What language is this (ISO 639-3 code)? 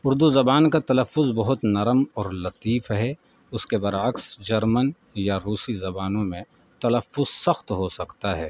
urd